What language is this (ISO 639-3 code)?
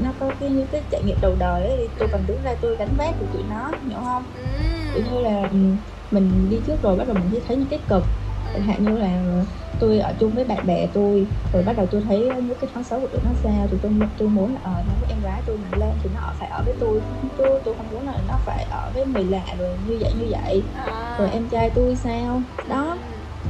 vie